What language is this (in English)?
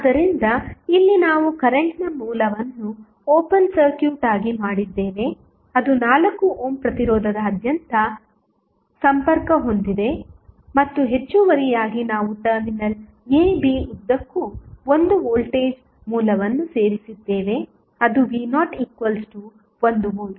Kannada